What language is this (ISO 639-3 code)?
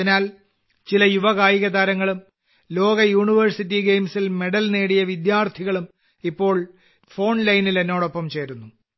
mal